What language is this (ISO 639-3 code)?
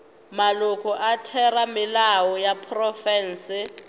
nso